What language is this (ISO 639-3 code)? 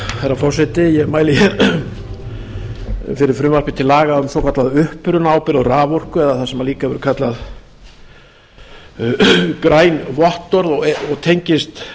isl